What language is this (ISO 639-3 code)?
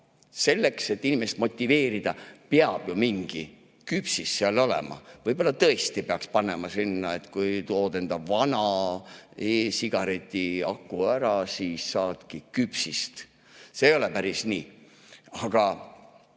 est